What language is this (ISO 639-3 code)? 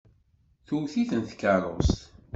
kab